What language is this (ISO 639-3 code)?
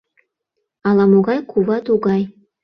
chm